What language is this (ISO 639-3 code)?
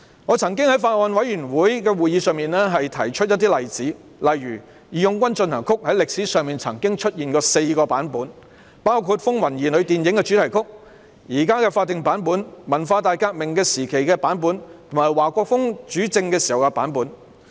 yue